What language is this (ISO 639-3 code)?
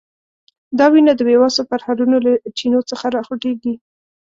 pus